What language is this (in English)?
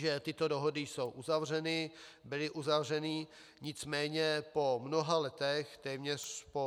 Czech